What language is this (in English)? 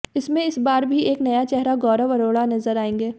Hindi